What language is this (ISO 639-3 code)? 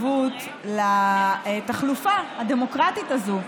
heb